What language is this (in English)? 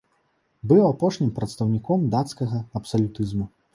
Belarusian